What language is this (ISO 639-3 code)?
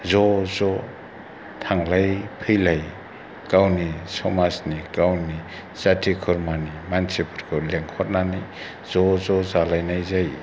brx